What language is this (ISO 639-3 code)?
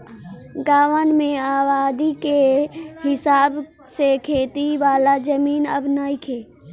bho